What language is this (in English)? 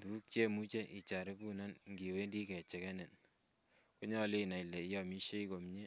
Kalenjin